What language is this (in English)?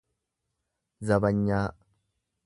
Oromo